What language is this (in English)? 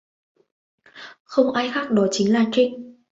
Vietnamese